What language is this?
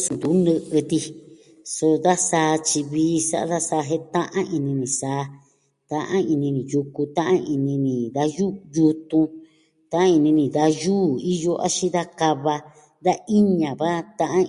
Southwestern Tlaxiaco Mixtec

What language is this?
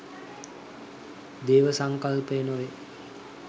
Sinhala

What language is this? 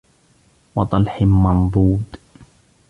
Arabic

